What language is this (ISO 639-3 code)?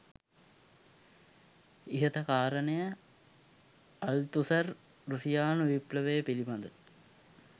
sin